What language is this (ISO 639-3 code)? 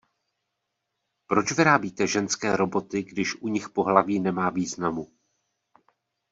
ces